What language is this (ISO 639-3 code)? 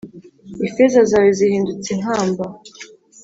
kin